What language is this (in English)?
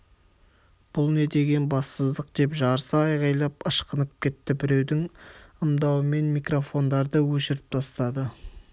Kazakh